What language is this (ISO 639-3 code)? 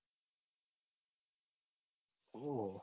guj